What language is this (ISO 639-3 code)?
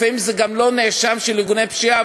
heb